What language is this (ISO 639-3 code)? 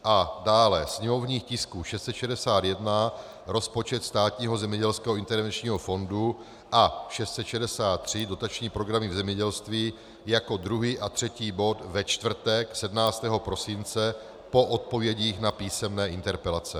ces